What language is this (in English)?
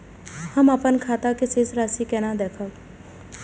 Maithili